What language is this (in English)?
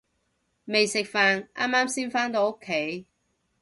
Cantonese